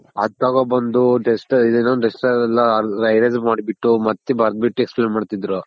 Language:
Kannada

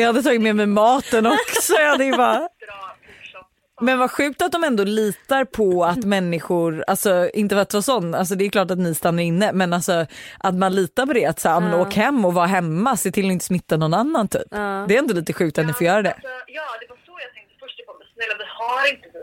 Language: Swedish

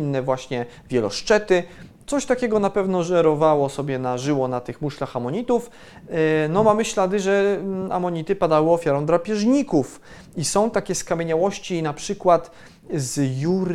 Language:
Polish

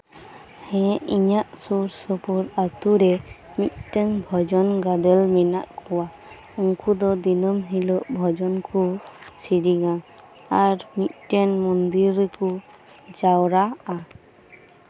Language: Santali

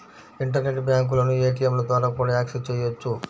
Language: Telugu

